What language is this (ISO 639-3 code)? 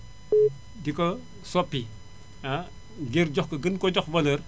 wol